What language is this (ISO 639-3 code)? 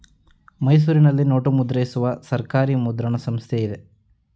kan